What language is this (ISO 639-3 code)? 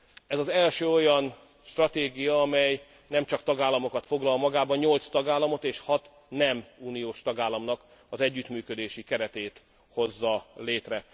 hun